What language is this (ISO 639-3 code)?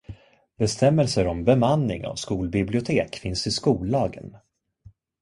swe